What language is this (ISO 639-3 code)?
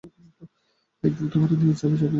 ben